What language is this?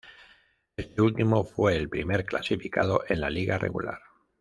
Spanish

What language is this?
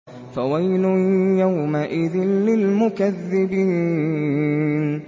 Arabic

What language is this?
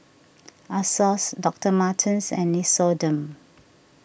English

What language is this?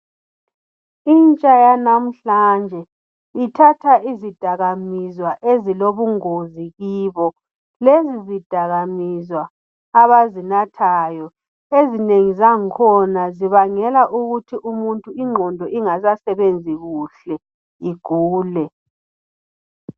North Ndebele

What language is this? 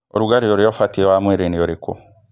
Kikuyu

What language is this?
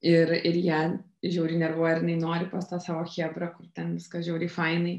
Lithuanian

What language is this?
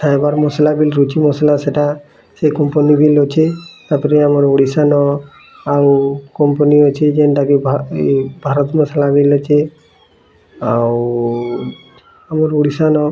Odia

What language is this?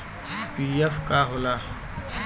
Bhojpuri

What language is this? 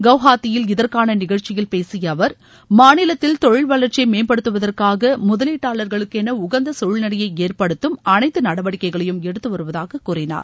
Tamil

